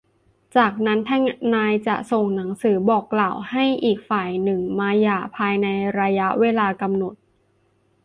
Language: Thai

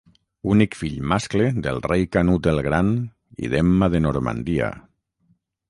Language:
Catalan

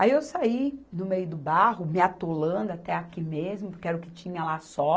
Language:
Portuguese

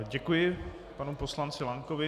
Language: Czech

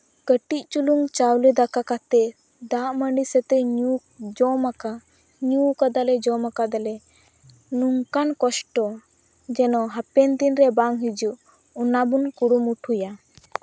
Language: Santali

